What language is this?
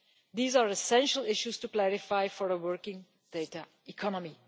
English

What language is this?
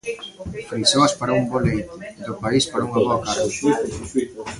Galician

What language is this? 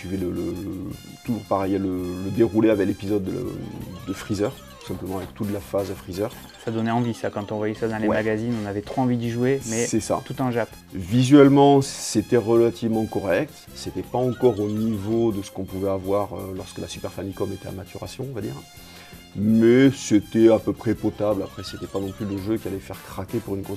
French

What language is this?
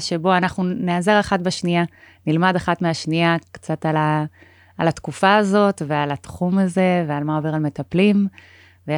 Hebrew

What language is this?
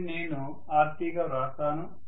Telugu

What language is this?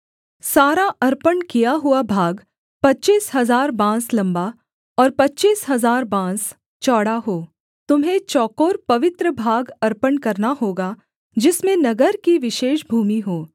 Hindi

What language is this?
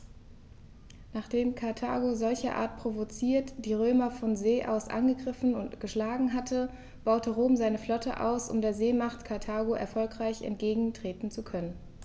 German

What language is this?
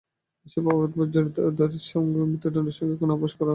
Bangla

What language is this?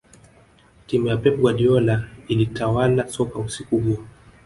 Swahili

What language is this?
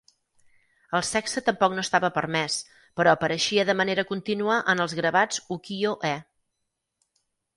Catalan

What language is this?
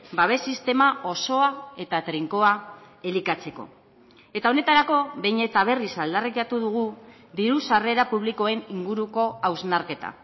Basque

